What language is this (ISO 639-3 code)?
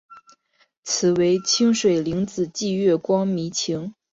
zho